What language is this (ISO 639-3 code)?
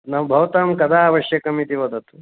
san